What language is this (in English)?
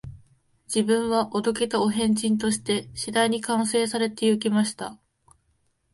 Japanese